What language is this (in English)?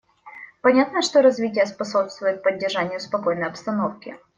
Russian